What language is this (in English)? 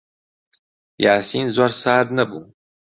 Central Kurdish